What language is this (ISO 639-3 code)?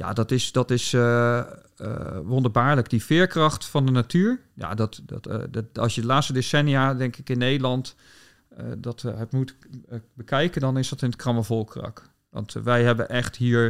nld